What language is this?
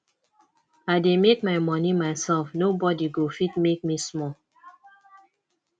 Nigerian Pidgin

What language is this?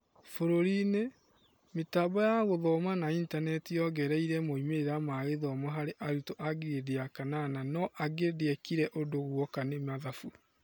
Kikuyu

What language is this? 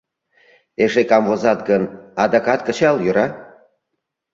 Mari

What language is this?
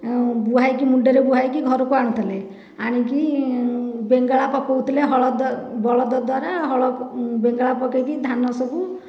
Odia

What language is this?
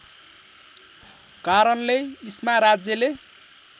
Nepali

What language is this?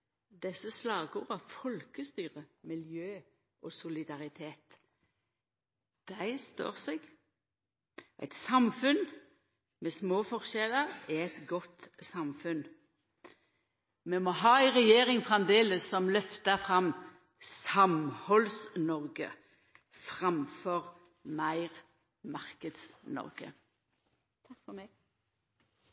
Norwegian Nynorsk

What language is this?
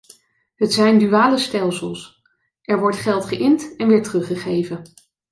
Dutch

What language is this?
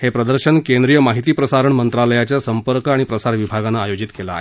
Marathi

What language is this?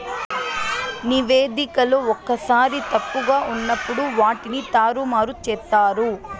Telugu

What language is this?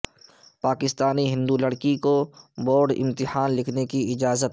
Urdu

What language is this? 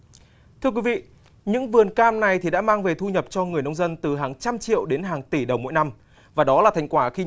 Vietnamese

